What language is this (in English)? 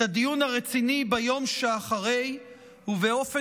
Hebrew